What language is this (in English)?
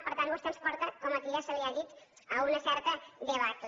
Catalan